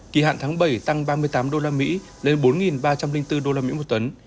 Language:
Vietnamese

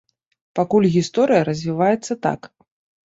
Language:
Belarusian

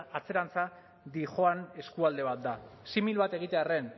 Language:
Basque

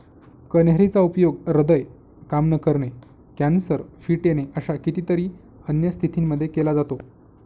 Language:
Marathi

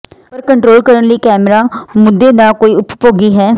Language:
Punjabi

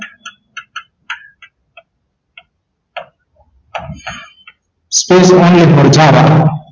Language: Gujarati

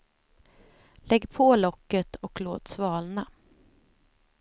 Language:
Swedish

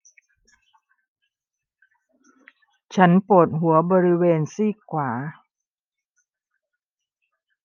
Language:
Thai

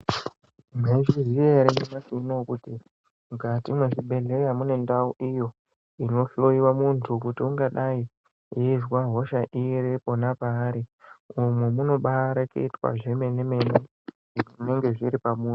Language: Ndau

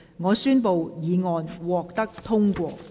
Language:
Cantonese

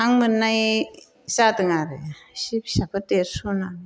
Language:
Bodo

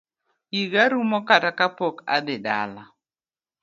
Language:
Luo (Kenya and Tanzania)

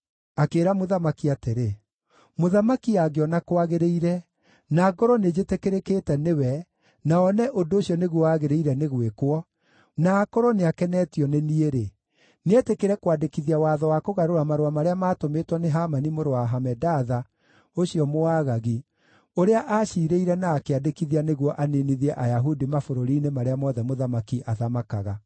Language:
Kikuyu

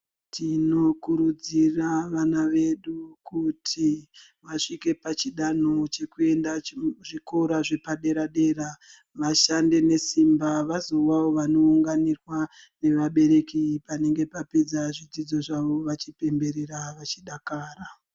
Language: Ndau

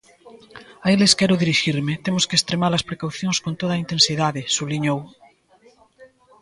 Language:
Galician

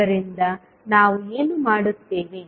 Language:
Kannada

